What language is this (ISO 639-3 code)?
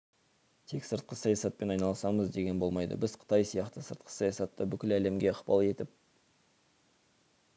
kaz